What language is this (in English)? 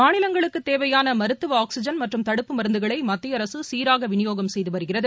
Tamil